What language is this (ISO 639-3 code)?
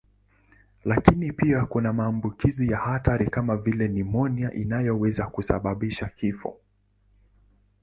swa